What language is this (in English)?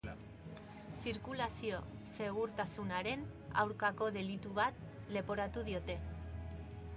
Basque